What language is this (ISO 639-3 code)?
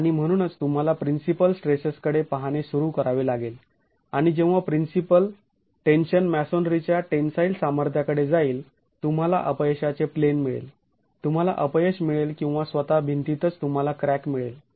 mar